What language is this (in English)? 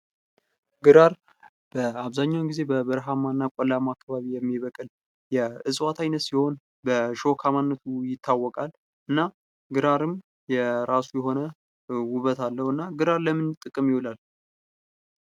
Amharic